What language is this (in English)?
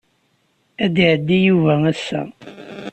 Kabyle